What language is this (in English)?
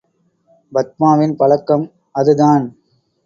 Tamil